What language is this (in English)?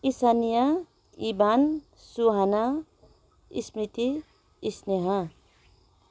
Nepali